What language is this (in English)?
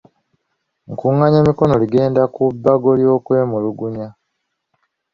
Ganda